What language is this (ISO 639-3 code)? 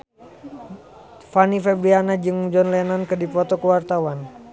sun